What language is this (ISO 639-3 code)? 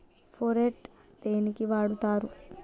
tel